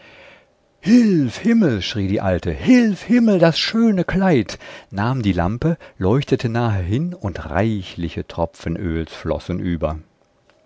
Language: German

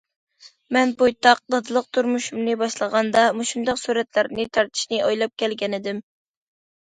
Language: Uyghur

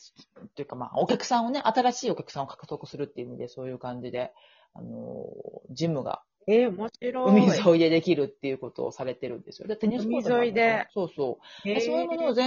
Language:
Japanese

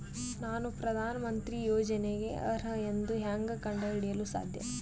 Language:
Kannada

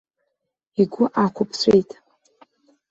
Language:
Abkhazian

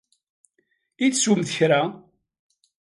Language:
Kabyle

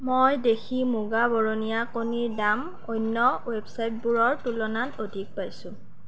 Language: Assamese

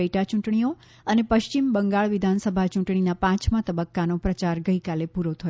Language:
Gujarati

